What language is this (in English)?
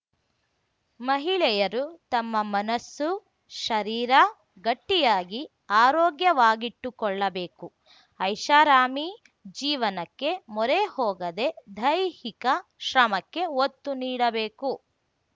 Kannada